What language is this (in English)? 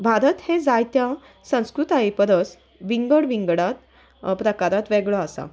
Konkani